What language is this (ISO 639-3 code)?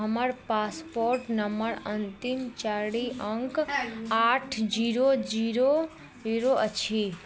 mai